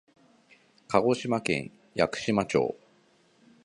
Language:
Japanese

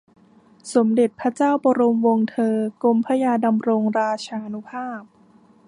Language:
Thai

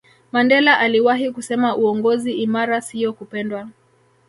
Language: Swahili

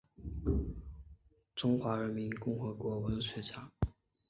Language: Chinese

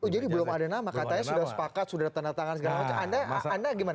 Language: Indonesian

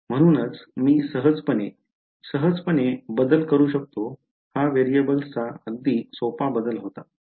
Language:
Marathi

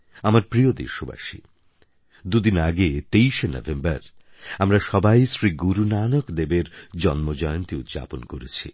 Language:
Bangla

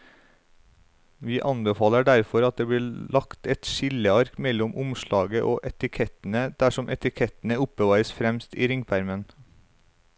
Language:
Norwegian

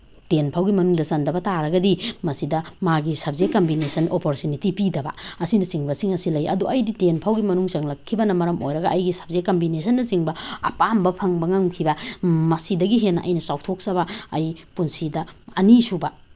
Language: Manipuri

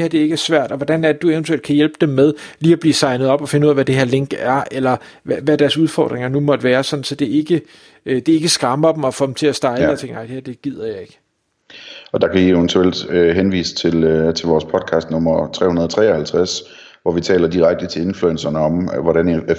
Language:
Danish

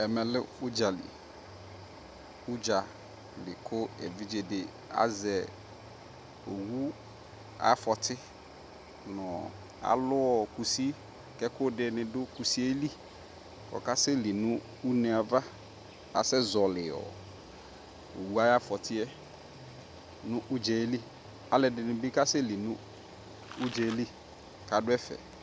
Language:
Ikposo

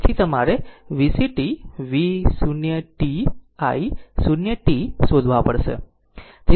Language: Gujarati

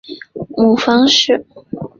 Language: Chinese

